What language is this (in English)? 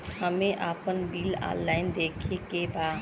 Bhojpuri